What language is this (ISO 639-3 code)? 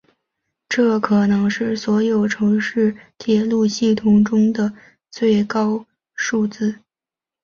zho